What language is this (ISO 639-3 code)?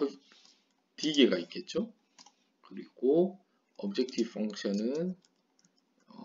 kor